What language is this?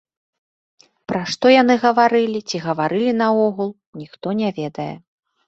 Belarusian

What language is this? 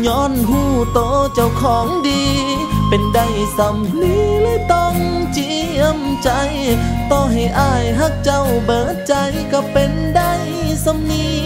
Thai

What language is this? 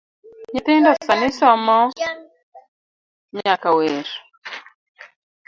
Luo (Kenya and Tanzania)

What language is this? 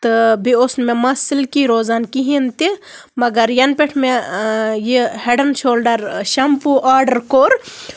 Kashmiri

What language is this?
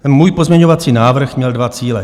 Czech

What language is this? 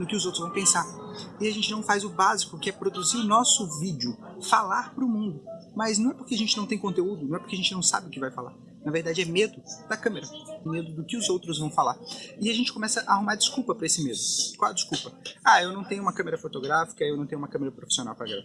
Portuguese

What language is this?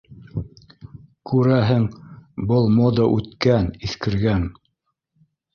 Bashkir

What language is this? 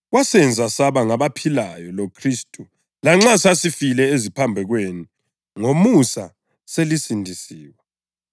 North Ndebele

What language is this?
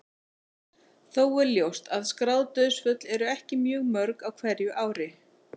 Icelandic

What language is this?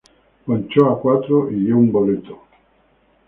Spanish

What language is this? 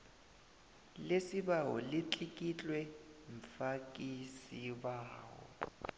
South Ndebele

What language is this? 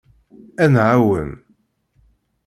Kabyle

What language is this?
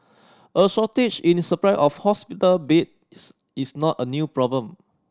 English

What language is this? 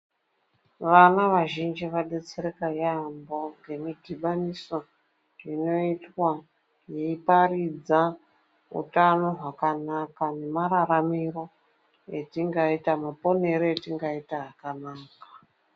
Ndau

